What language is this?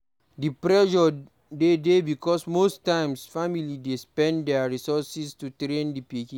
Nigerian Pidgin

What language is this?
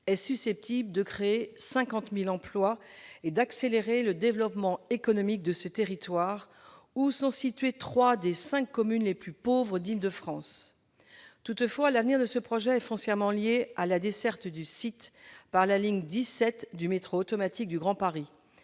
French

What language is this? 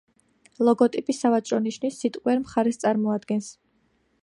Georgian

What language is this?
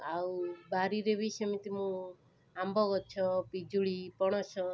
Odia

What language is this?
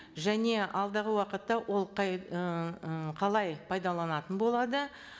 Kazakh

